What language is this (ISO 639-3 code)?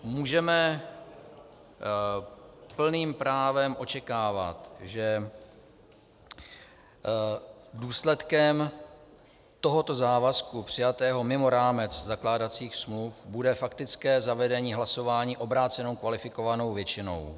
ces